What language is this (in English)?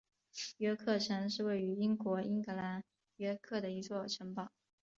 Chinese